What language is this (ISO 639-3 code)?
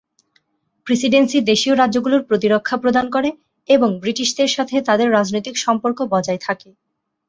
ben